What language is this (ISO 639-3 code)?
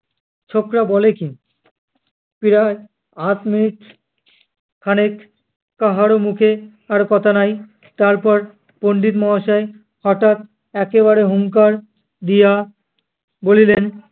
ben